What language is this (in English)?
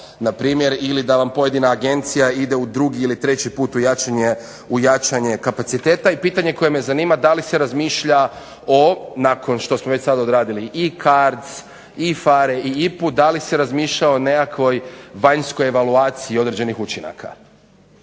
Croatian